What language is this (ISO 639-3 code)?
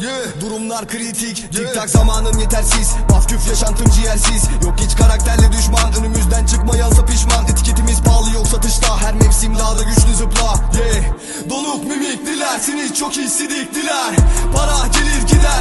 tur